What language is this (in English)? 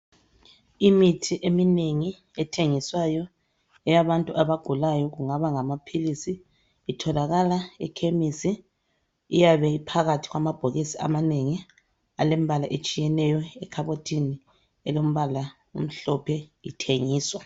North Ndebele